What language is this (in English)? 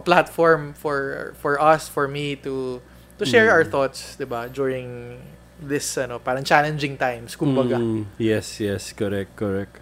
Filipino